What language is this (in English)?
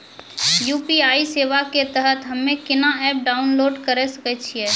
Maithili